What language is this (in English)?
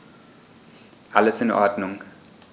German